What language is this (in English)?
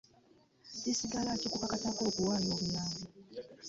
Ganda